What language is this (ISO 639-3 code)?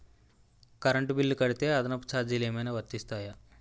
tel